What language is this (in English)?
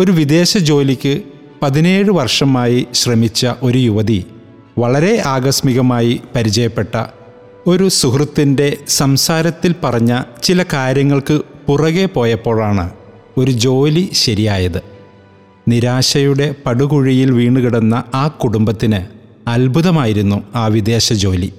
Malayalam